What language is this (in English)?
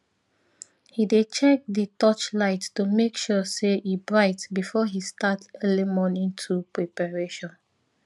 Nigerian Pidgin